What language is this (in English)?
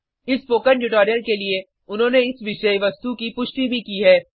Hindi